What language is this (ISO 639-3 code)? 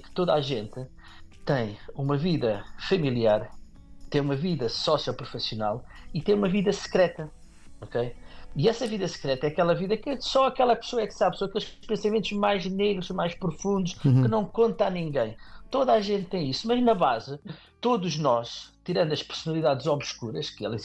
por